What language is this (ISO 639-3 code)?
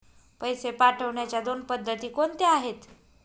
mar